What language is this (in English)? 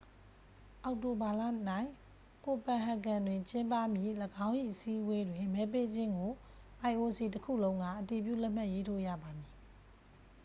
Burmese